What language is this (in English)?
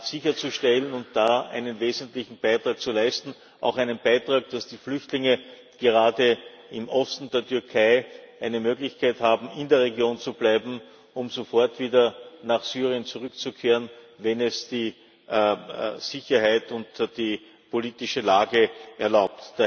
German